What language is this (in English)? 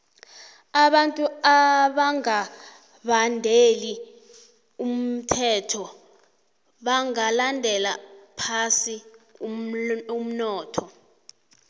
South Ndebele